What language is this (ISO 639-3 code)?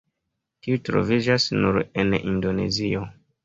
epo